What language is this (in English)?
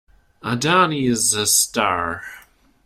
English